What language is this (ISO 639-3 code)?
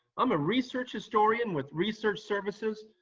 eng